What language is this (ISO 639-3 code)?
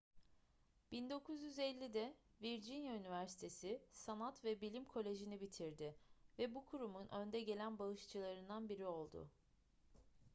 tur